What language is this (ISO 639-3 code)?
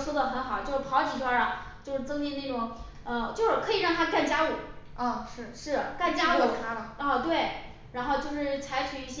zho